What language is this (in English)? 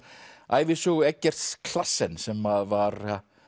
Icelandic